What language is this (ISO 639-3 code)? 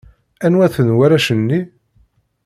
kab